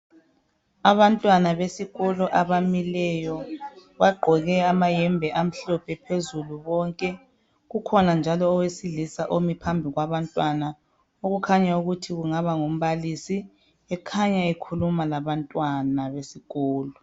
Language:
North Ndebele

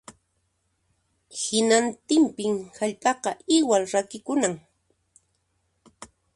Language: Puno Quechua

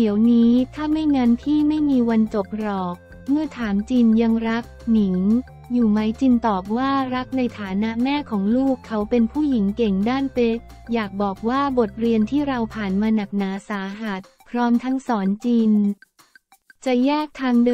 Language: Thai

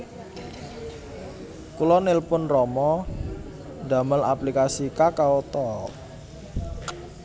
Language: Javanese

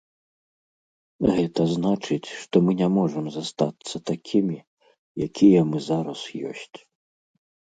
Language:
Belarusian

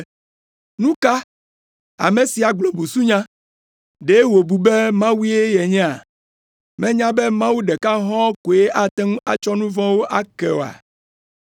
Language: Ewe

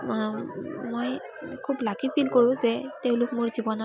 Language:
Assamese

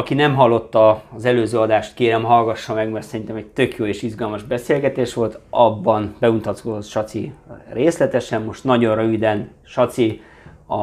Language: Hungarian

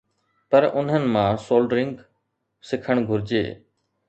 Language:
Sindhi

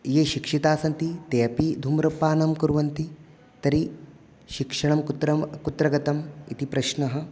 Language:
Sanskrit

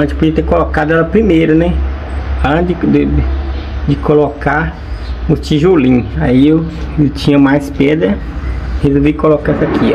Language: Portuguese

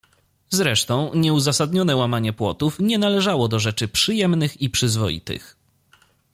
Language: Polish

